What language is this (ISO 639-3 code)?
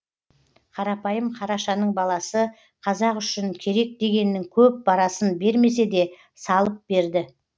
kaz